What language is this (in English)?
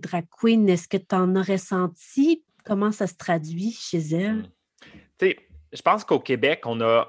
French